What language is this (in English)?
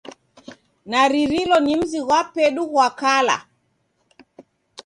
Taita